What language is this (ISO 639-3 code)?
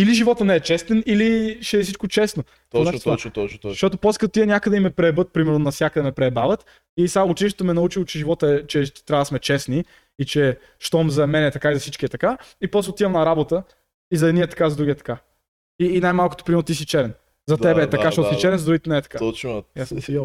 bul